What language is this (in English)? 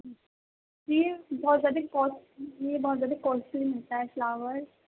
Urdu